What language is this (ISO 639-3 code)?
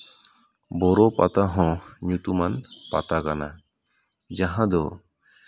sat